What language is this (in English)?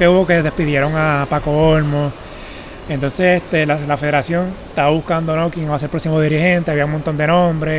Spanish